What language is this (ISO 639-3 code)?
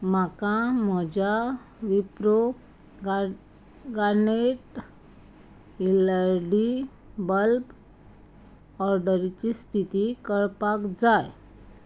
kok